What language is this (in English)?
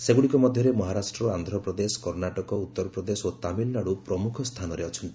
Odia